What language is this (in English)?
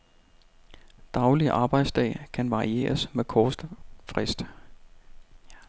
Danish